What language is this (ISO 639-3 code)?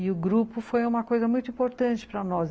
por